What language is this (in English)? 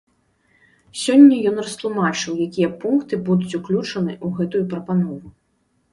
Belarusian